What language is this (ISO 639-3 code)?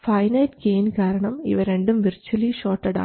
mal